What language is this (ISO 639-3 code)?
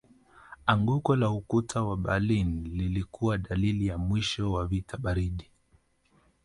swa